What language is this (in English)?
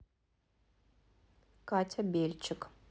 Russian